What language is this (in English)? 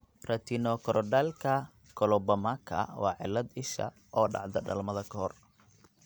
Somali